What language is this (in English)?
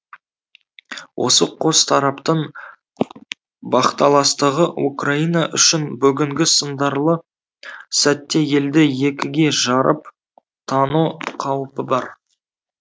Kazakh